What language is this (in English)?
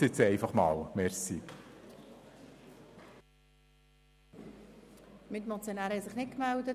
Swiss German